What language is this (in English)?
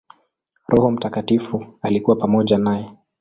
Swahili